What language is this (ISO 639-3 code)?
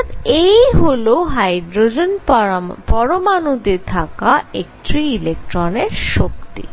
ben